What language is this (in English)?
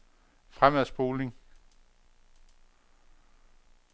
Danish